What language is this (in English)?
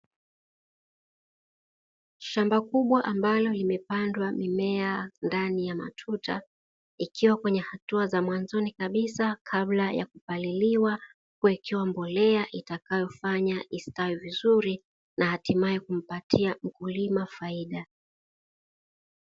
Swahili